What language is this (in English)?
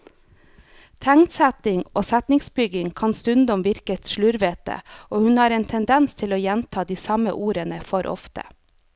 Norwegian